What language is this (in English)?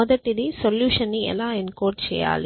Telugu